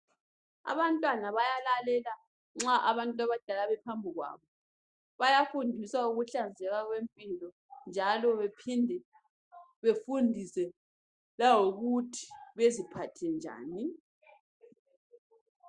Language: North Ndebele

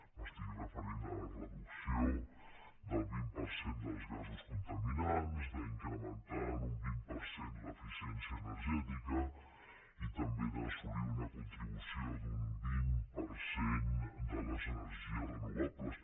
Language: Catalan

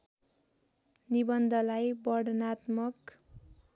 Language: Nepali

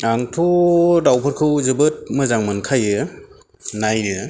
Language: Bodo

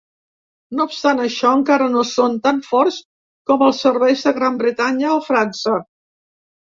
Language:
Catalan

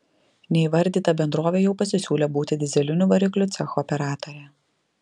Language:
Lithuanian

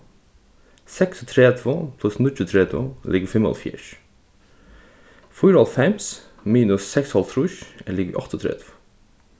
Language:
Faroese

